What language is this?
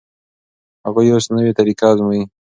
Pashto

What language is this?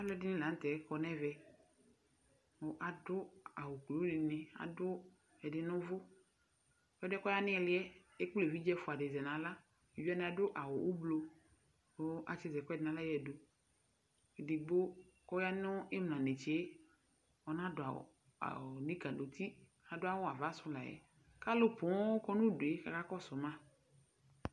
Ikposo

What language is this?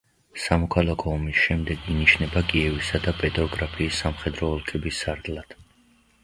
Georgian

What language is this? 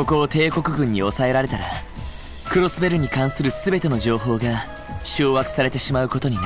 Japanese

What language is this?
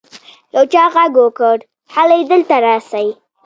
Pashto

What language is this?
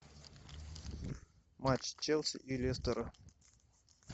Russian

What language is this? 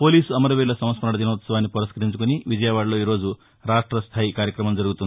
Telugu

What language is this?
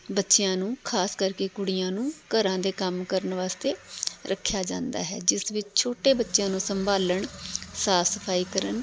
Punjabi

